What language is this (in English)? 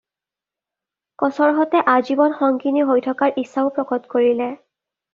Assamese